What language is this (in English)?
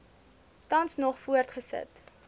Afrikaans